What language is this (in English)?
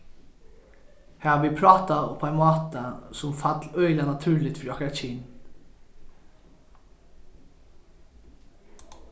Faroese